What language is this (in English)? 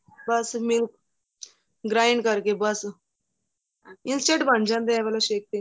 Punjabi